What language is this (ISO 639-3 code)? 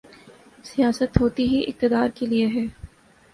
urd